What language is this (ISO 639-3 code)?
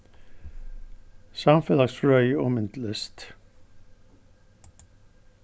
fao